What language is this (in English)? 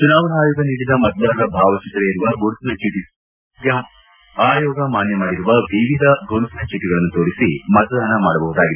Kannada